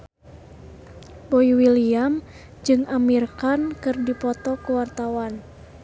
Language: Sundanese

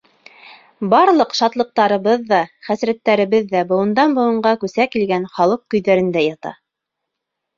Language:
Bashkir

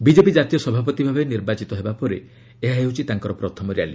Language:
Odia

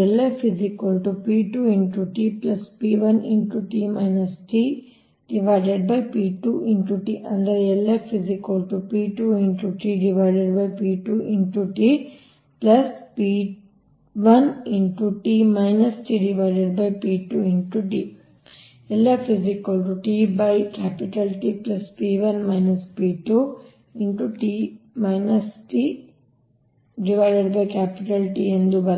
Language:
Kannada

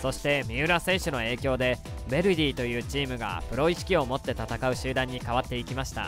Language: Japanese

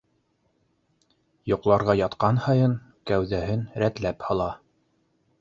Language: Bashkir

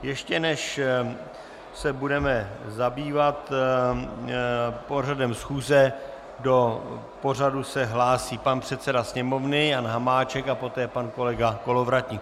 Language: Czech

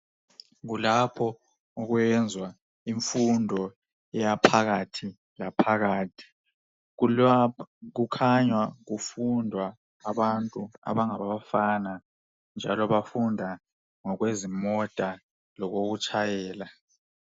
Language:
North Ndebele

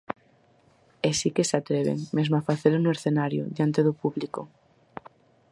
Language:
Galician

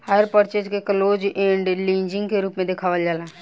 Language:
Bhojpuri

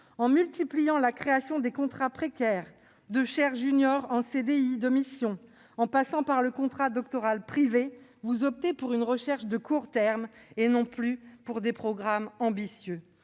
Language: French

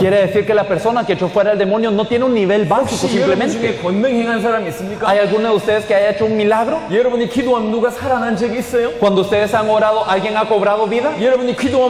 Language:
Spanish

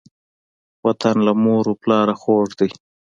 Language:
Pashto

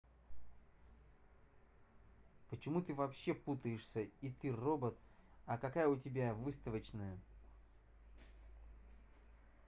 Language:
Russian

